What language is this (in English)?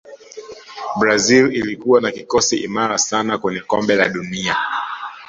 Swahili